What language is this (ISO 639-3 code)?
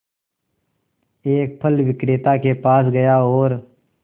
hin